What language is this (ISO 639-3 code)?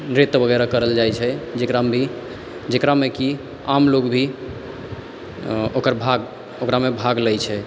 mai